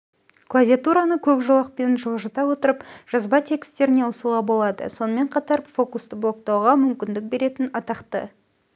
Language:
Kazakh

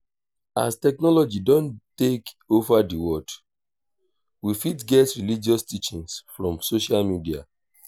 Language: Nigerian Pidgin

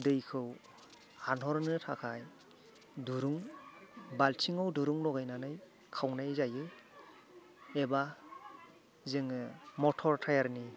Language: Bodo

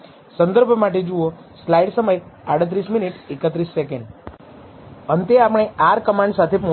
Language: Gujarati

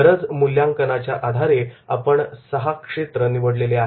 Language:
Marathi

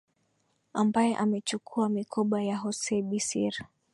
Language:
Swahili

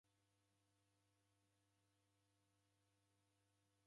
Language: Taita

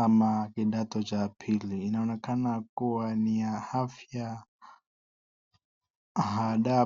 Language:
Swahili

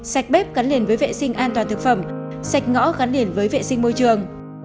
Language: Vietnamese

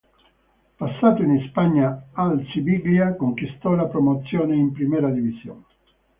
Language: Italian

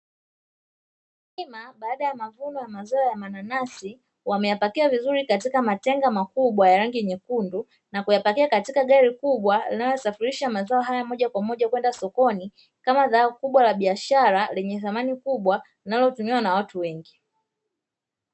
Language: Swahili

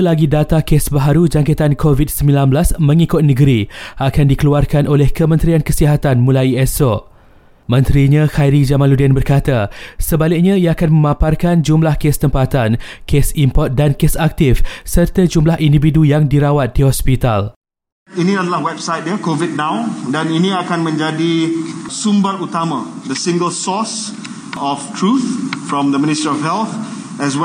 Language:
Malay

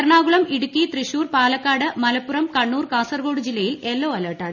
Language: Malayalam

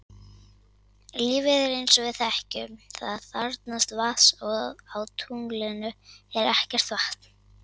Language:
Icelandic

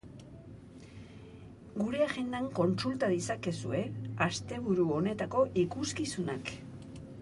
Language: Basque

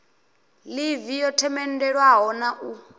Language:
Venda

